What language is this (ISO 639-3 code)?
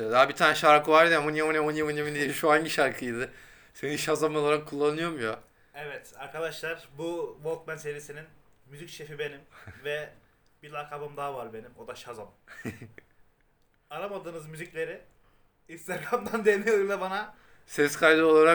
tur